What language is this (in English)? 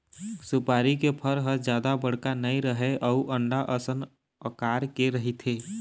Chhattisgarhi